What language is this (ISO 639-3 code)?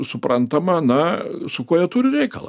lit